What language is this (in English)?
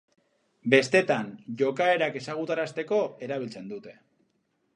Basque